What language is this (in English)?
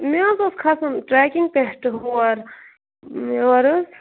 Kashmiri